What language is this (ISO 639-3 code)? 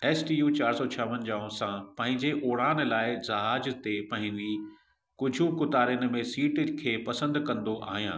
snd